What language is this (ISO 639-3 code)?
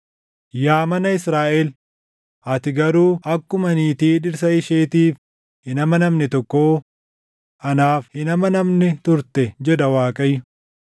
orm